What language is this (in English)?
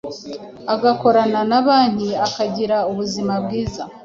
Kinyarwanda